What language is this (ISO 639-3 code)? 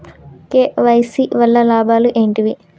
tel